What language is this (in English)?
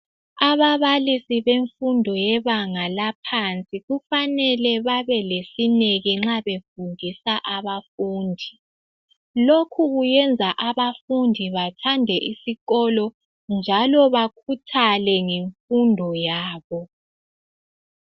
North Ndebele